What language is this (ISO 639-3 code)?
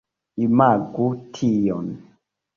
epo